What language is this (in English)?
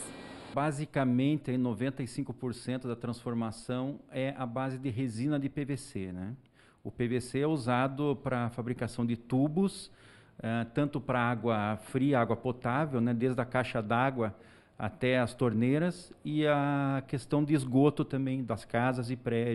Portuguese